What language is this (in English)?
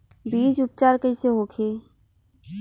Bhojpuri